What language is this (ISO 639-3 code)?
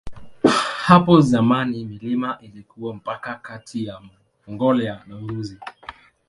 swa